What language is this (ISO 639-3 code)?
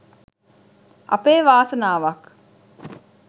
sin